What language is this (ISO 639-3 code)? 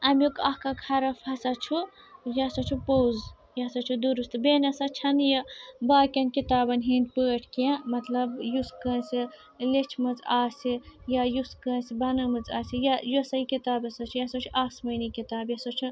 kas